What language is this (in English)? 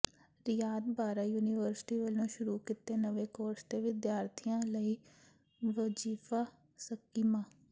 Punjabi